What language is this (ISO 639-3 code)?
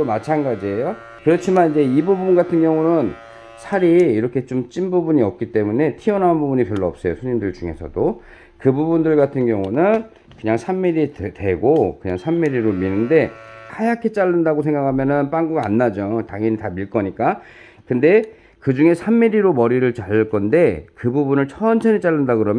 kor